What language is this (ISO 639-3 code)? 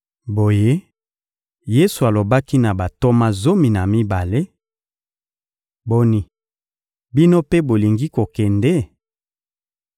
lin